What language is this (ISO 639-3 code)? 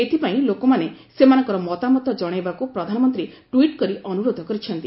ori